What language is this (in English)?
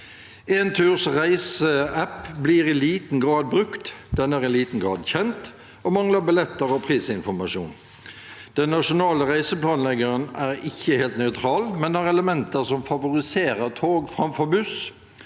Norwegian